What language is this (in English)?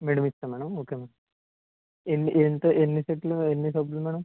Telugu